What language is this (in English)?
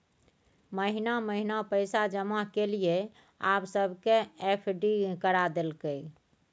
Maithili